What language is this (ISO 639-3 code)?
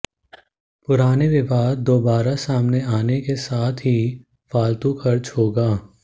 hin